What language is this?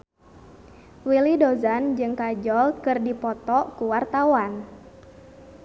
Sundanese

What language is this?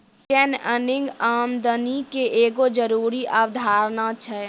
Maithili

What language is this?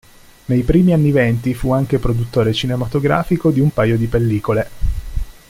Italian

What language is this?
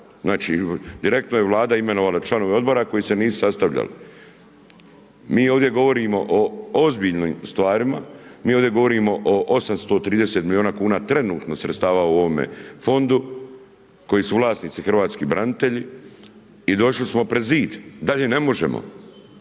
Croatian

